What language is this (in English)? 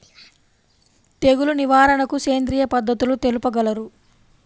Telugu